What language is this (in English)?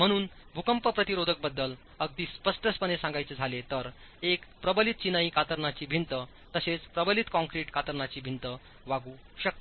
Marathi